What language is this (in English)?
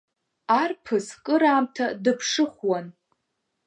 Abkhazian